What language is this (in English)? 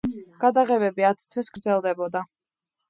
Georgian